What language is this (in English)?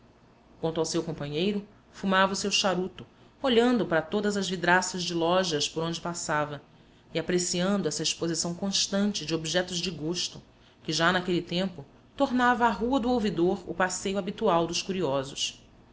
Portuguese